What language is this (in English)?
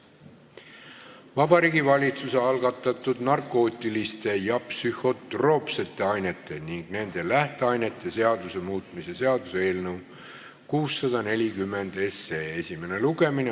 Estonian